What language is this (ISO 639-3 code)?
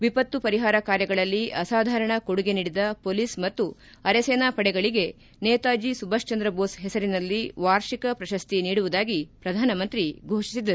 kan